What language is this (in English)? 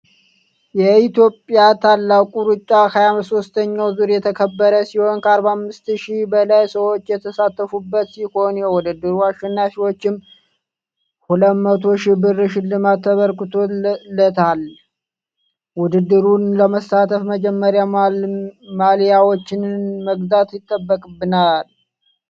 Amharic